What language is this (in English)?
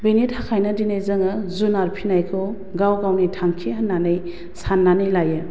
Bodo